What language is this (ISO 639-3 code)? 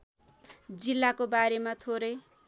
nep